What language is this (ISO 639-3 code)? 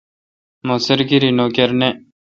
xka